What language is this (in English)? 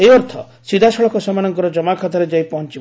Odia